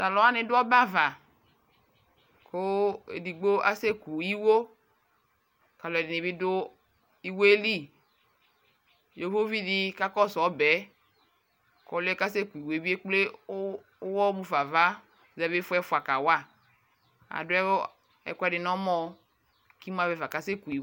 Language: Ikposo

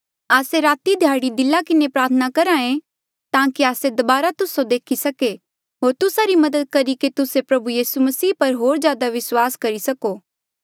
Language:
Mandeali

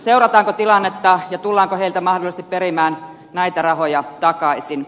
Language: Finnish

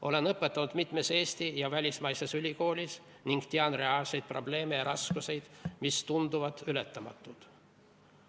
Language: Estonian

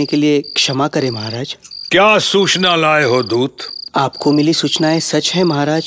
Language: Hindi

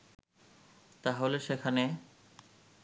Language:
Bangla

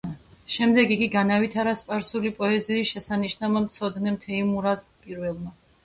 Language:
Georgian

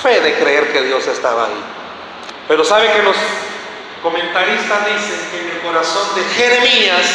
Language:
Spanish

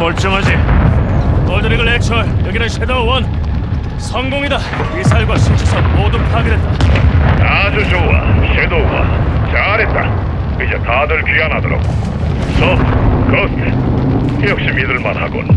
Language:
Korean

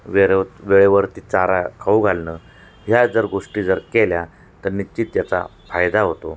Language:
Marathi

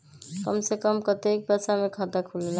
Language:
Magahi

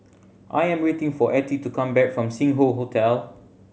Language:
English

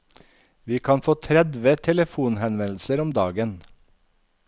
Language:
Norwegian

